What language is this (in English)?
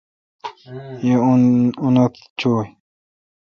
Kalkoti